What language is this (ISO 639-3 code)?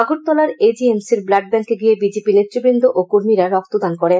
ben